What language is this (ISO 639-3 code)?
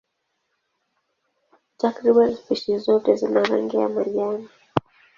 swa